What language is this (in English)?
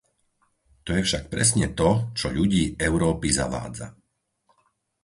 Slovak